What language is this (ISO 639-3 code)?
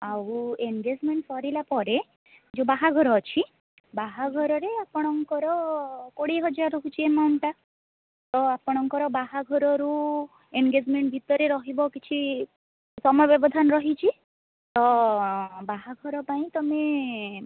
ori